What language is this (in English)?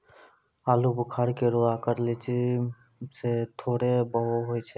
Maithili